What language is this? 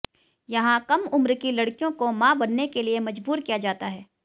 Hindi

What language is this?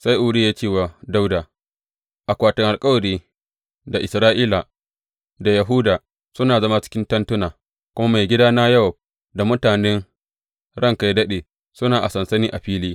Hausa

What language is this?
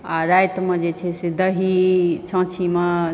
Maithili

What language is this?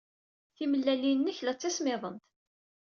Kabyle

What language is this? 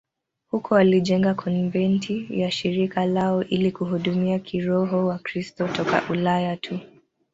Swahili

